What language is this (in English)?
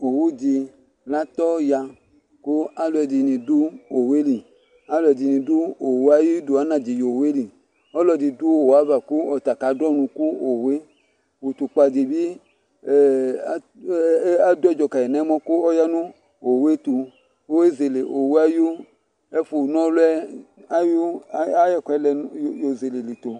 Ikposo